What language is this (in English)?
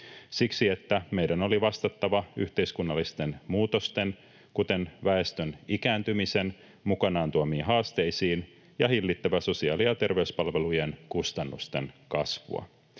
Finnish